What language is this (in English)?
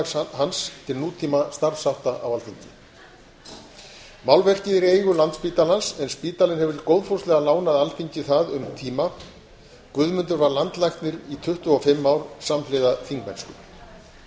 Icelandic